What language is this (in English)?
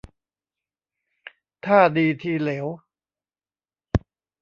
Thai